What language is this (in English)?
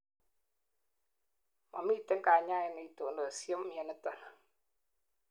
Kalenjin